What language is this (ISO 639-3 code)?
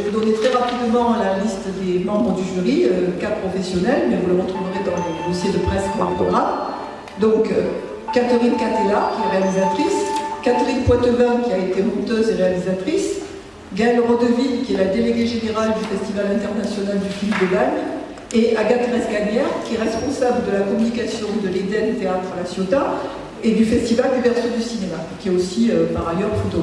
fra